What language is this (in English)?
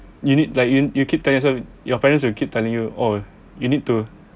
English